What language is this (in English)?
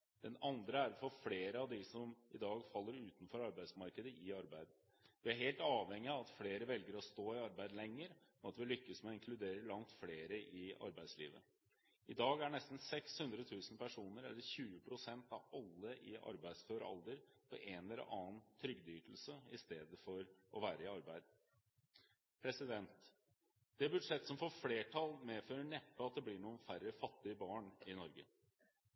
Norwegian Bokmål